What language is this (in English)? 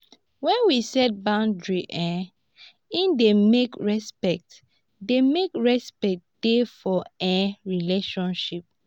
Nigerian Pidgin